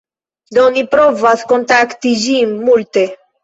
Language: Esperanto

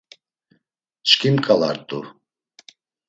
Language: Laz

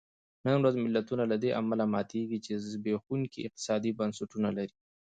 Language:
Pashto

